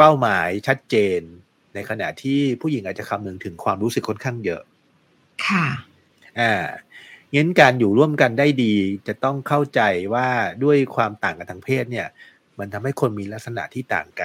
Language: Thai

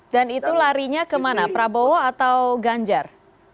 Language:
Indonesian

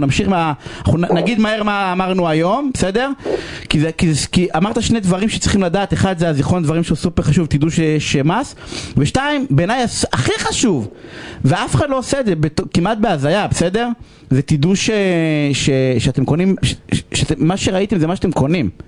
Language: Hebrew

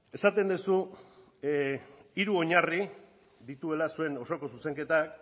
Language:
Basque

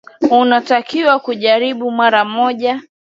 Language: Swahili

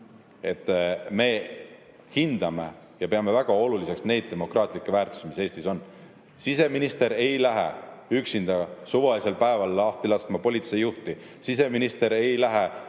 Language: Estonian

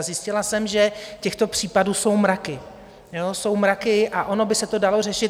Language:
Czech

